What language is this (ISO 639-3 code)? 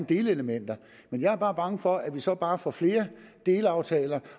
dan